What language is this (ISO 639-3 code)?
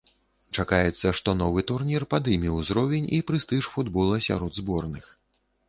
bel